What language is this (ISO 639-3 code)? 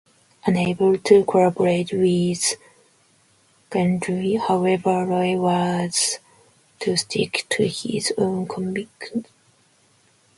eng